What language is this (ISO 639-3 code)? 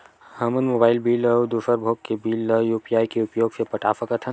hne